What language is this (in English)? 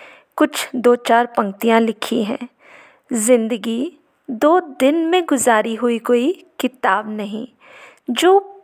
Hindi